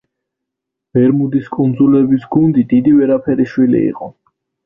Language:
Georgian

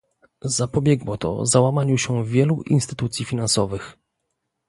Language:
Polish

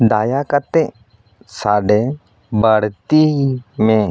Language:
Santali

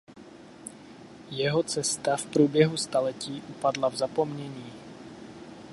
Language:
Czech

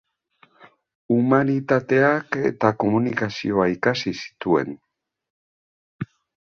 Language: Basque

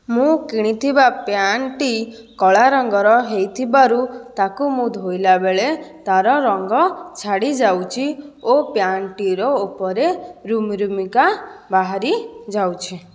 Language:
Odia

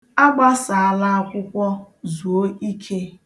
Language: Igbo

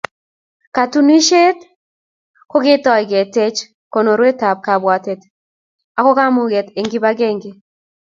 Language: Kalenjin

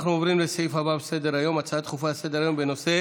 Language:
Hebrew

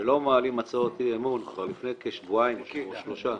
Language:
Hebrew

